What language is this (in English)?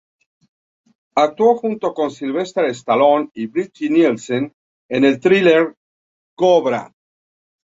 Spanish